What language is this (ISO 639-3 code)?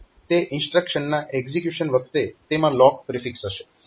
guj